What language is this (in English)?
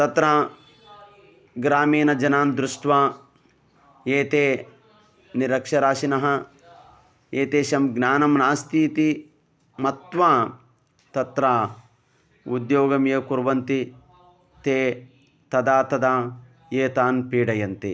Sanskrit